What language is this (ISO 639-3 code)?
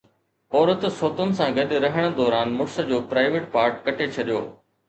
snd